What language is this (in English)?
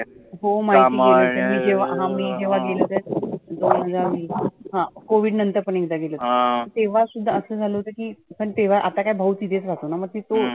Marathi